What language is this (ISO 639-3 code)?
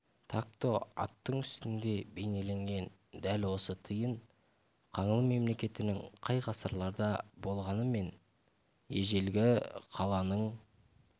kaz